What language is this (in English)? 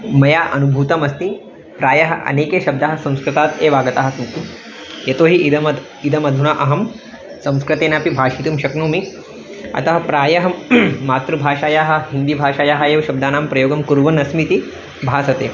Sanskrit